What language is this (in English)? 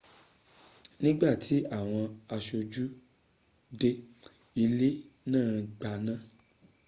Yoruba